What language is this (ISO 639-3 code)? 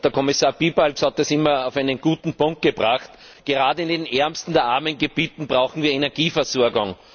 deu